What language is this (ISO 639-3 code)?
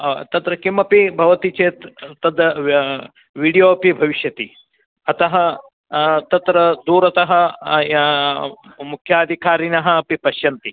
san